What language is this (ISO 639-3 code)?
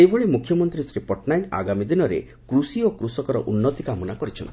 ori